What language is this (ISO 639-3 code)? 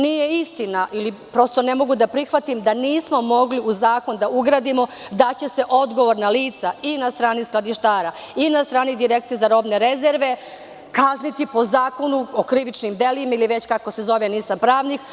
srp